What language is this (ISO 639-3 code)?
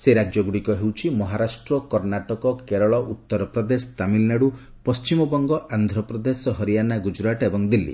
ori